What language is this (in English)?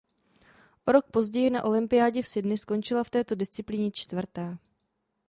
Czech